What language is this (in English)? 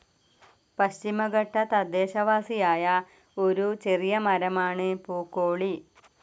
Malayalam